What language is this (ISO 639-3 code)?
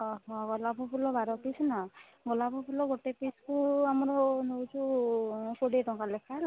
ori